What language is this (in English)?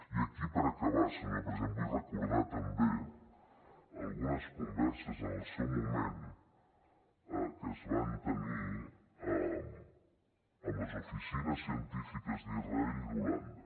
Catalan